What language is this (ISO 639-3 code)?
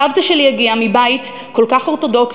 heb